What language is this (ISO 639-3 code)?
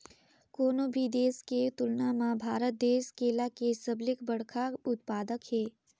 hne